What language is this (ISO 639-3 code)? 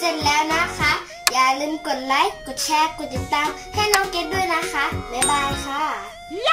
tha